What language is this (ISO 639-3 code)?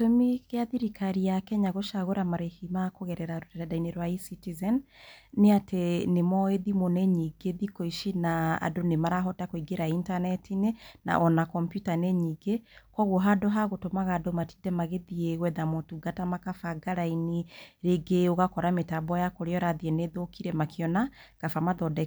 kik